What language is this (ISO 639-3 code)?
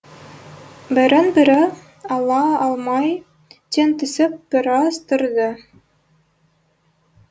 kaz